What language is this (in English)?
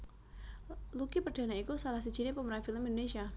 Javanese